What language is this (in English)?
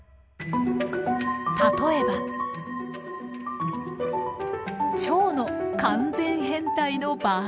Japanese